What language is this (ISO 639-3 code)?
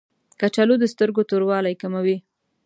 pus